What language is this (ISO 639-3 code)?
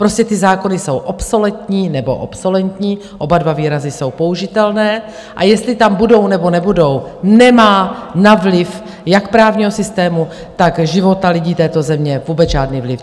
ces